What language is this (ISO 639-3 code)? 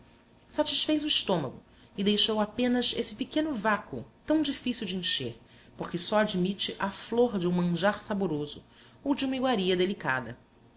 por